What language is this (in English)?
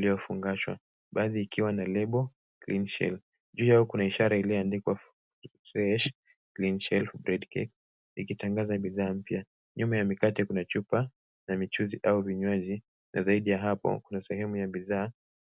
Swahili